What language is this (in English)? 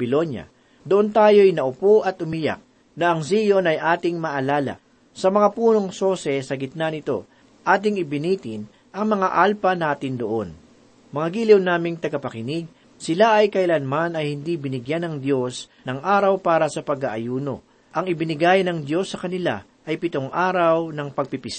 Filipino